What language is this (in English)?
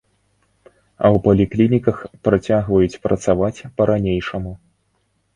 Belarusian